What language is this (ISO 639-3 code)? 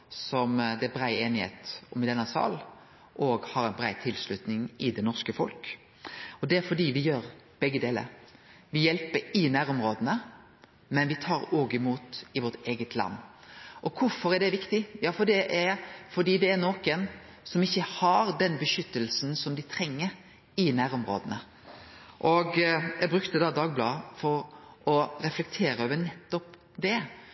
nno